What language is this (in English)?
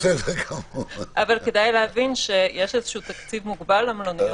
Hebrew